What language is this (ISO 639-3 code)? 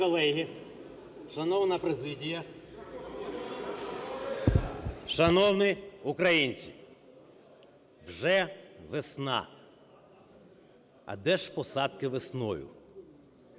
ukr